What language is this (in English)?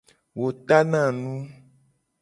Gen